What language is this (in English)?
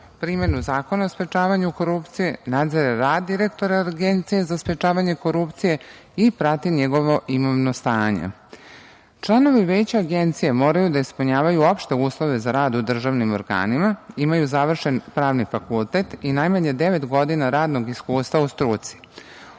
Serbian